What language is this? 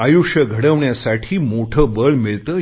Marathi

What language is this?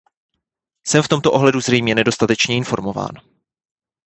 Czech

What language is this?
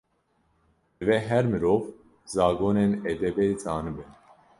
Kurdish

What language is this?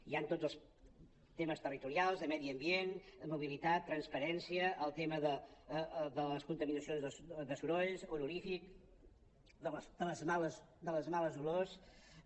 Catalan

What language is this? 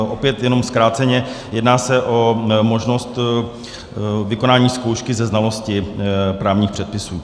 Czech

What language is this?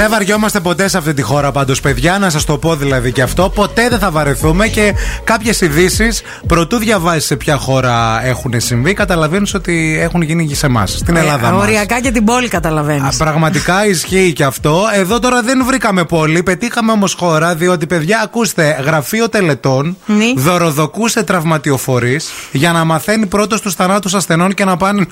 Greek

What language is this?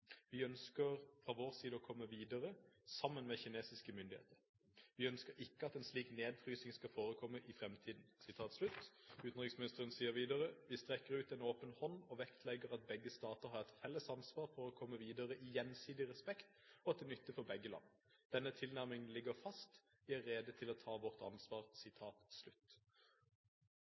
Norwegian Bokmål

